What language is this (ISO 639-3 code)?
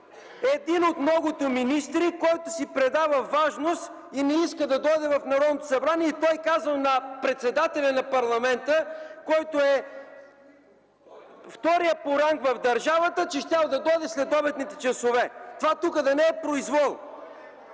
bul